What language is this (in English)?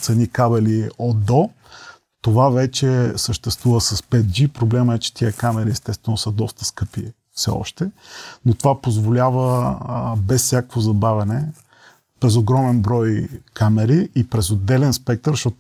Bulgarian